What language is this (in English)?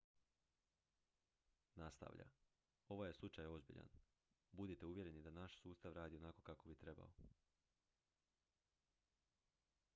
Croatian